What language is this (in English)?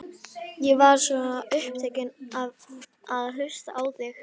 Icelandic